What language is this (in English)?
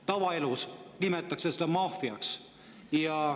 Estonian